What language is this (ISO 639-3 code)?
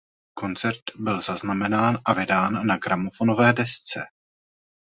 ces